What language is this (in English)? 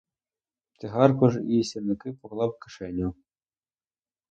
Ukrainian